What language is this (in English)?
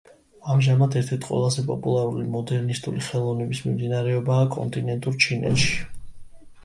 Georgian